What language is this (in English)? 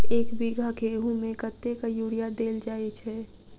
Maithili